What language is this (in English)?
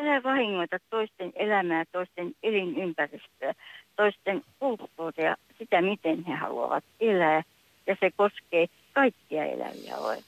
Finnish